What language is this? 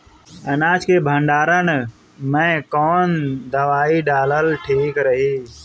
Bhojpuri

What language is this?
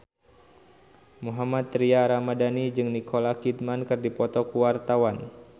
Sundanese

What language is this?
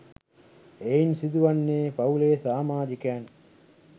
Sinhala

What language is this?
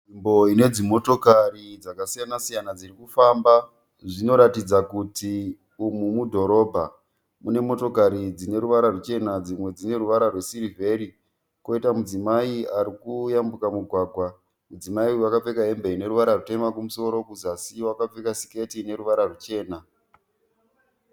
Shona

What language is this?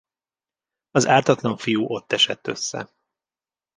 Hungarian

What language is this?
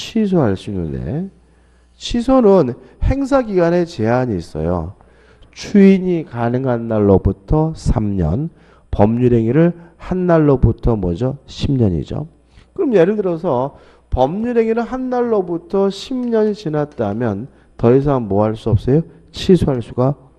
Korean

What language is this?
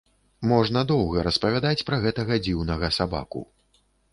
Belarusian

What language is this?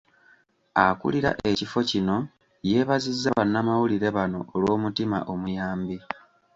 Ganda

